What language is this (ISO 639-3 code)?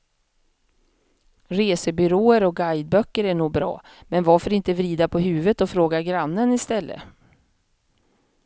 swe